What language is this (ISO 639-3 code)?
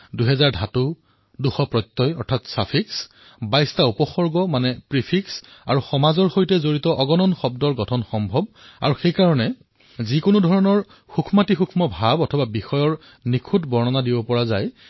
asm